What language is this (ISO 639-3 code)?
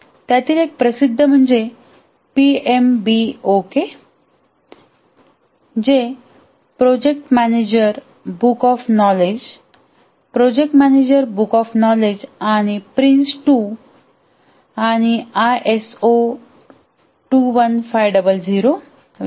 mar